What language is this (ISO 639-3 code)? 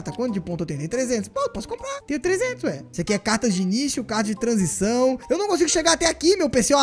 por